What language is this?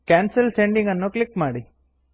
Kannada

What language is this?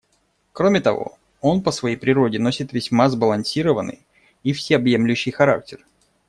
Russian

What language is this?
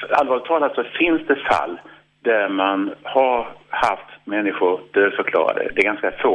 Swedish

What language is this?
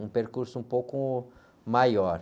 Portuguese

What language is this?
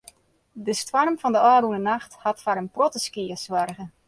Western Frisian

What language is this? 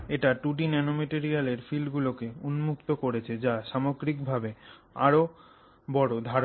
Bangla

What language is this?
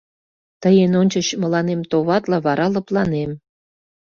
Mari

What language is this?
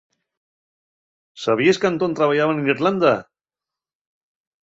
Asturian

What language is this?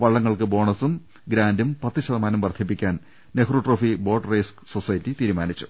Malayalam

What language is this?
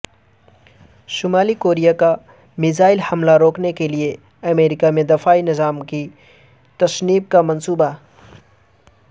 Urdu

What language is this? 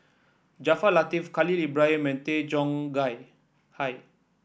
English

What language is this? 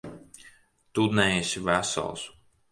Latvian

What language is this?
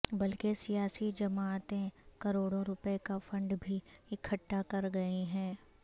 Urdu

